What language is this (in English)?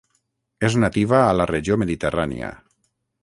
Catalan